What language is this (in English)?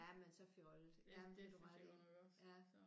Danish